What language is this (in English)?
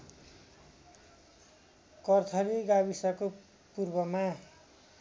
Nepali